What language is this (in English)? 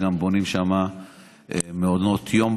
Hebrew